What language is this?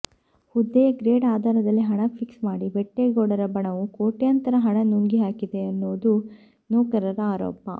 Kannada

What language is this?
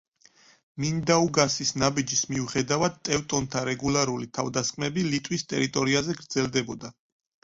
Georgian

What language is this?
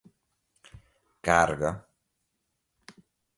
Portuguese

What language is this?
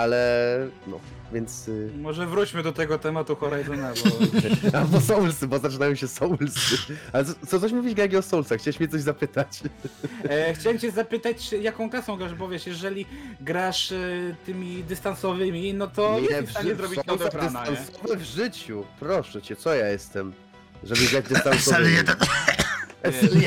Polish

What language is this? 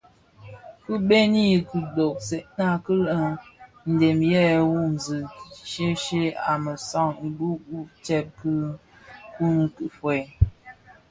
Bafia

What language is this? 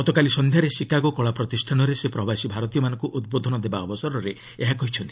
Odia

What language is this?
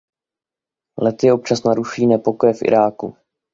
Czech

